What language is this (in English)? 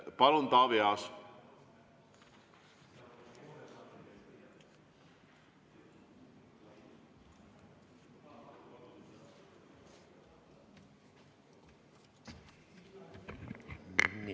Estonian